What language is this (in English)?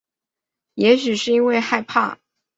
Chinese